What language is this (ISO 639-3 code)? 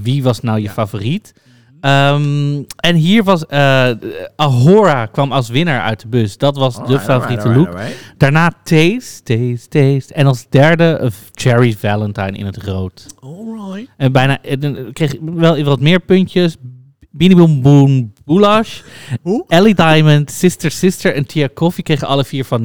nld